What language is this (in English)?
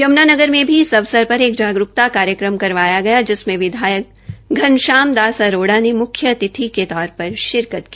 Hindi